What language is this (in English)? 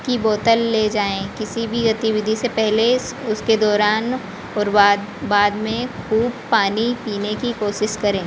Hindi